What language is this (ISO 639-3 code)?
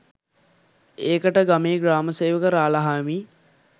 sin